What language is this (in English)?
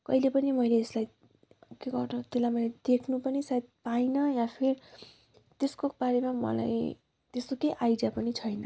Nepali